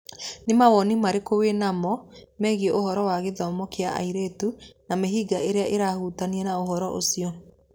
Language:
Kikuyu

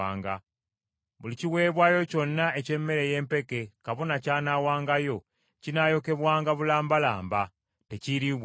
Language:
Ganda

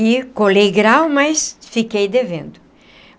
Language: Portuguese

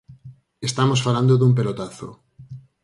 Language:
Galician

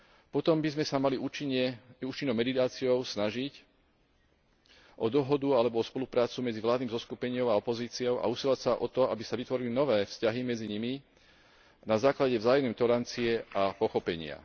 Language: Slovak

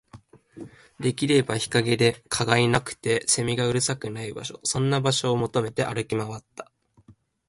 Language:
Japanese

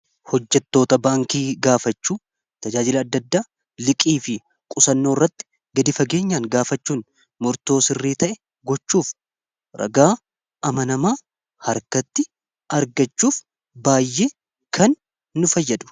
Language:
Oromo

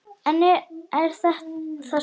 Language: Icelandic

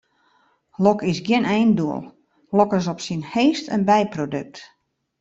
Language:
Western Frisian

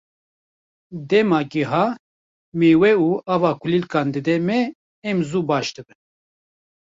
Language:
Kurdish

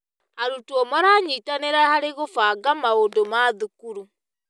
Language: Kikuyu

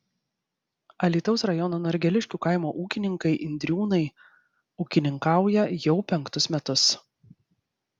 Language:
Lithuanian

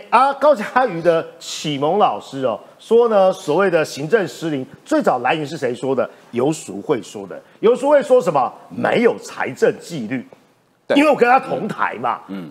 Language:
Chinese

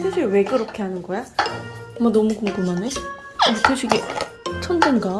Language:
Korean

